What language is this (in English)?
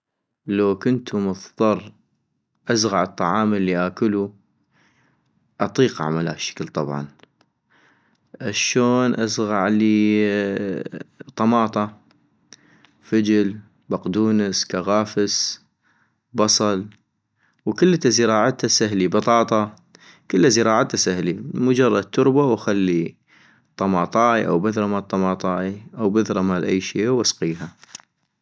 North Mesopotamian Arabic